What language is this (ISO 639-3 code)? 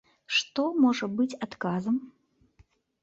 bel